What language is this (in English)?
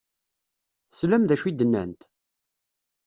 Kabyle